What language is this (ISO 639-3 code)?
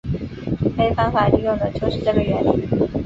zho